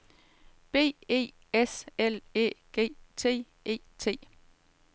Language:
Danish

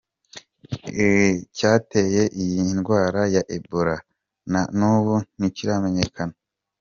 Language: Kinyarwanda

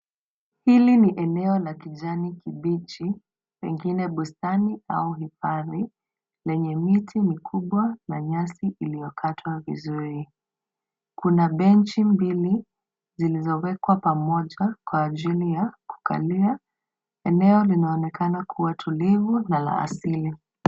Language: Swahili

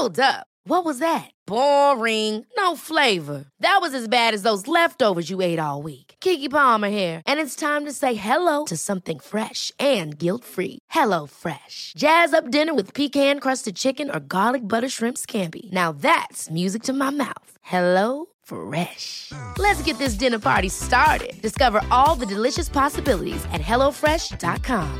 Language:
Swedish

